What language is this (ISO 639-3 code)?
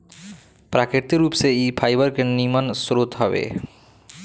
bho